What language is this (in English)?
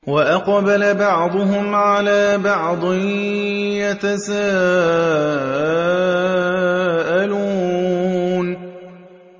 Arabic